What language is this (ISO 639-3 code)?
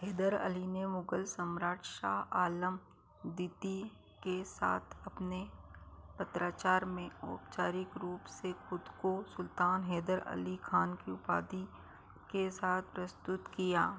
hin